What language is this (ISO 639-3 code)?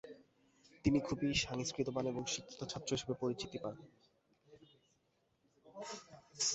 ben